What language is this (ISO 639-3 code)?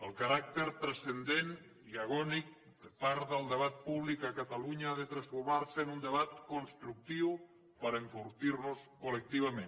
cat